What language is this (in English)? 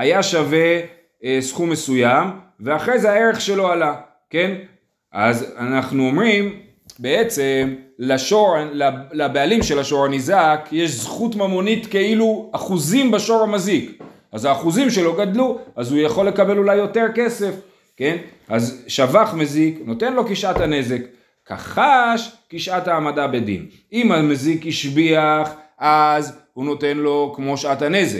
Hebrew